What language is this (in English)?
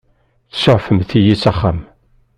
Kabyle